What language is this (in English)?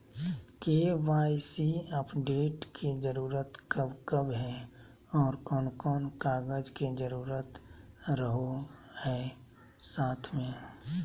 Magahi